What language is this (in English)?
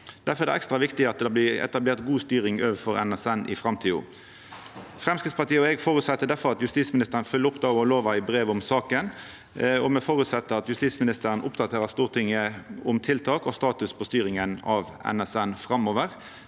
Norwegian